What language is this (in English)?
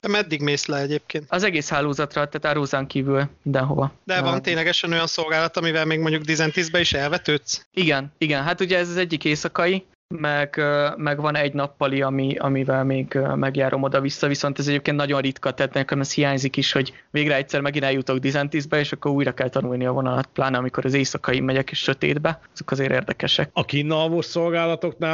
Hungarian